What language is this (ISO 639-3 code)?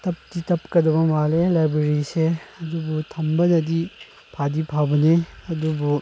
mni